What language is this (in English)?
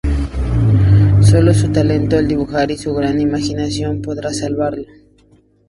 Spanish